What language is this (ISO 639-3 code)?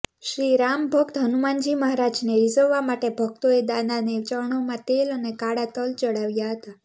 guj